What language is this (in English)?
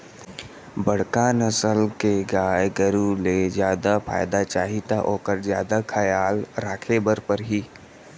Chhattisgarhi